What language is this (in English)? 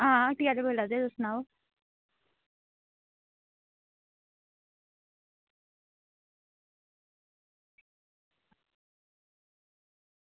Dogri